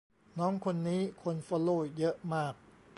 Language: Thai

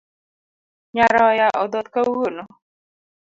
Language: Luo (Kenya and Tanzania)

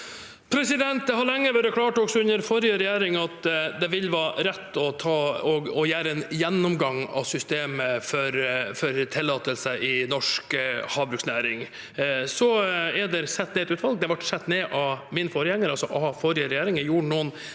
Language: Norwegian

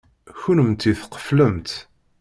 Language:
Kabyle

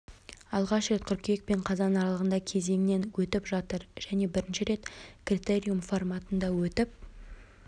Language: Kazakh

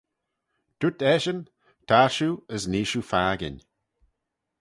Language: Manx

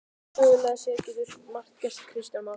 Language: Icelandic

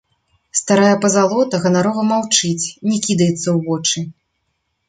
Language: Belarusian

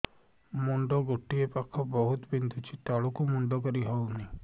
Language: Odia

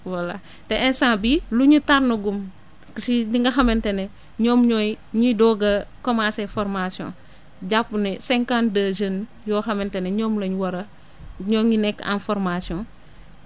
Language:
Wolof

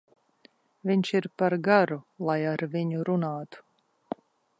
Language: Latvian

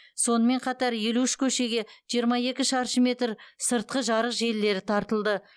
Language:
Kazakh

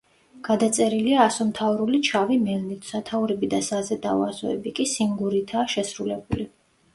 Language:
Georgian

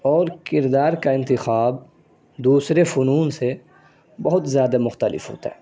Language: Urdu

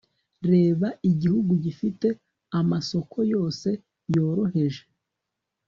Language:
Kinyarwanda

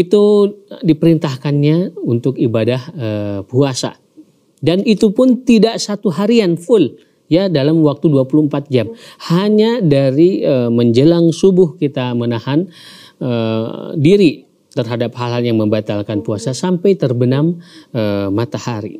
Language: Indonesian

